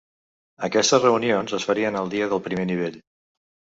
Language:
Catalan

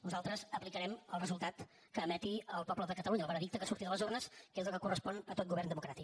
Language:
Catalan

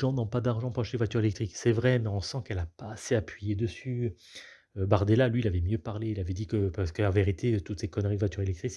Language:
French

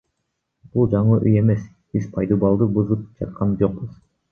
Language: Kyrgyz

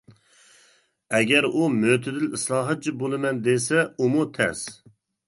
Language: Uyghur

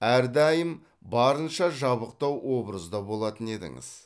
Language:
Kazakh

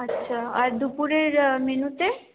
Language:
Bangla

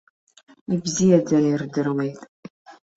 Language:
Abkhazian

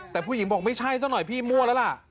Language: Thai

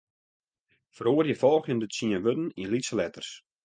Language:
Western Frisian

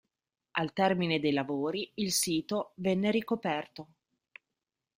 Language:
Italian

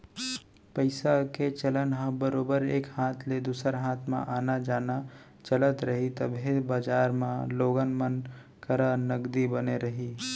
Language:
Chhattisgarhi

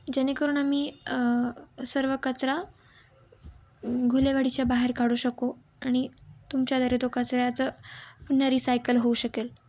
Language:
Marathi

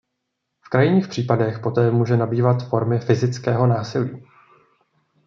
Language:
Czech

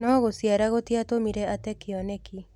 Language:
Kikuyu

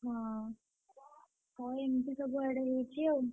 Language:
Odia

